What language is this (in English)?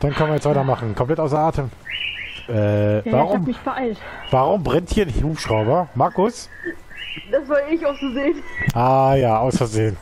German